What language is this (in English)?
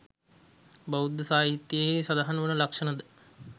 Sinhala